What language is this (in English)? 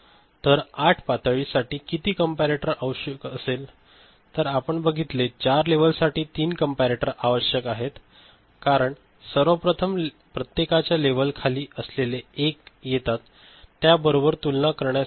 Marathi